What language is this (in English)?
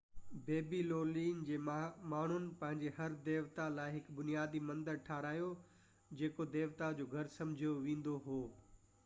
Sindhi